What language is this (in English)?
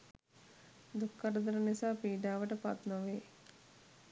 Sinhala